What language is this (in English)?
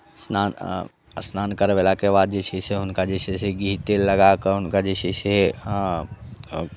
Maithili